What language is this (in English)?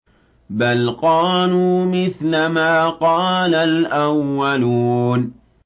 Arabic